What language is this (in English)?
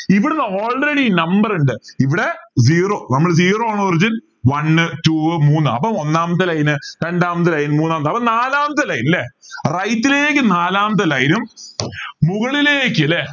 Malayalam